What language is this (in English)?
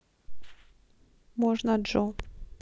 Russian